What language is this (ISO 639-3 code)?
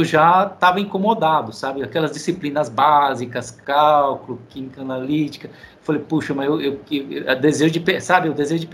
por